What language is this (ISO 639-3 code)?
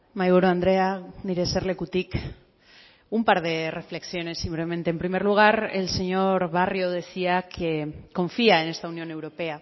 spa